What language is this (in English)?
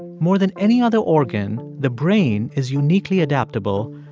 English